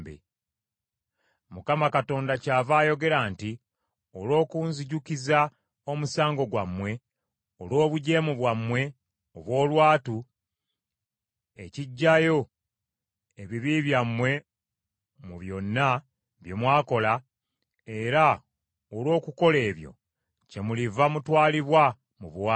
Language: Ganda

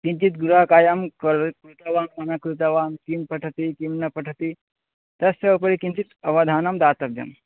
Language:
Sanskrit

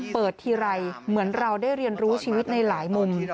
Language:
Thai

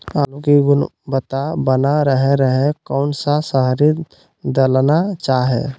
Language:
Magahi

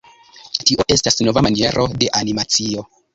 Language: Esperanto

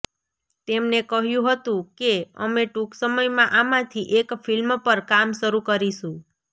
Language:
Gujarati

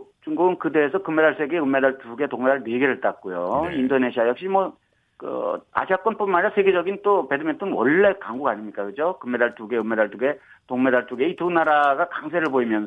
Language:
Korean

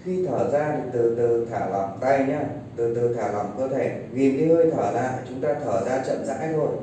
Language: Vietnamese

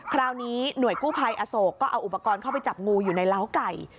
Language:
Thai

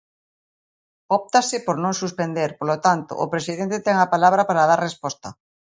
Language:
Galician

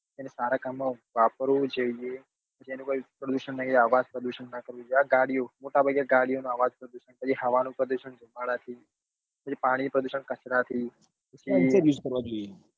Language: Gujarati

